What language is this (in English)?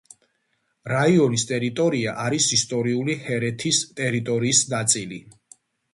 Georgian